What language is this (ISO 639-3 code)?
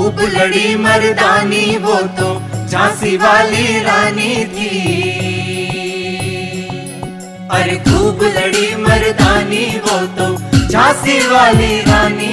hin